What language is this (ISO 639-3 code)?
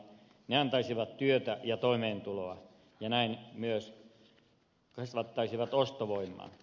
fin